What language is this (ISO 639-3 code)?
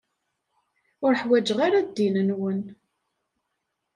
kab